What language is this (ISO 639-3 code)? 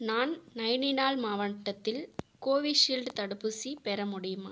tam